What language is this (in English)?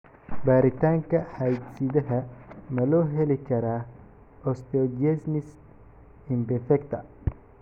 Somali